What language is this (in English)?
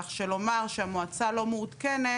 Hebrew